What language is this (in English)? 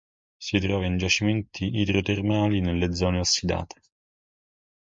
Italian